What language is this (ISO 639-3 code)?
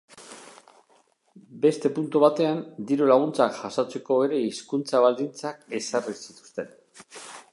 eus